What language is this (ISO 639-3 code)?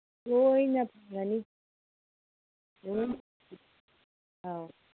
mni